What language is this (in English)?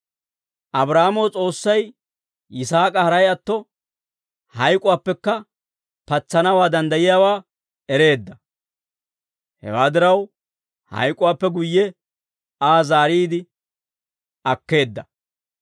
Dawro